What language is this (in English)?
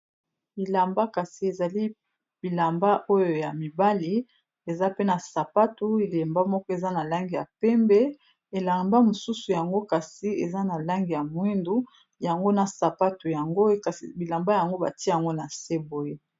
Lingala